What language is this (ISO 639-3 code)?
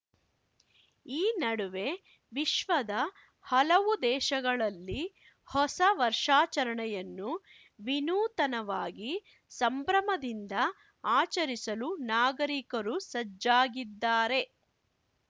kan